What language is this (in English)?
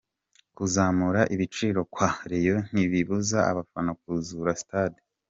Kinyarwanda